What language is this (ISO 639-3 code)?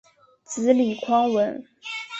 zho